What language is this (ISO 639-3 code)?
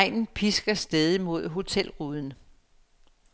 dan